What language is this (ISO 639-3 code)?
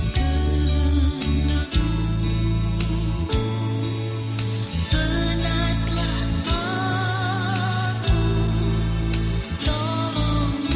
ind